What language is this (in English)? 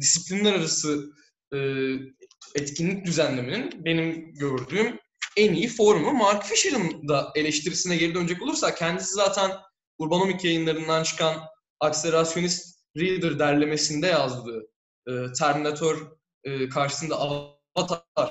Turkish